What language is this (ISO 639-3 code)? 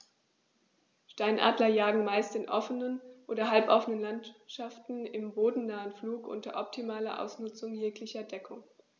deu